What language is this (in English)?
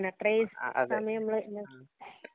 Malayalam